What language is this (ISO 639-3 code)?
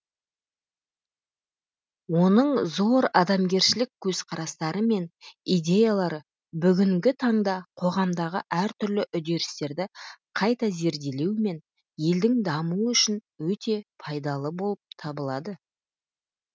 kaz